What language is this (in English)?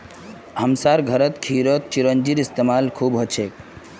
Magahi